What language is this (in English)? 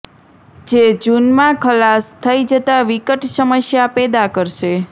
Gujarati